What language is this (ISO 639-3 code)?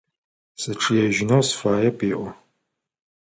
ady